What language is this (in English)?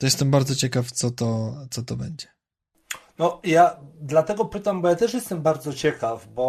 Polish